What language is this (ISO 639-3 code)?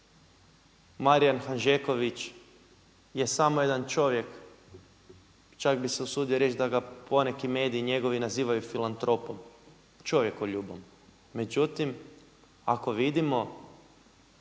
hrv